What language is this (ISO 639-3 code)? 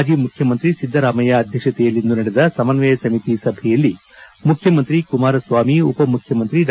kan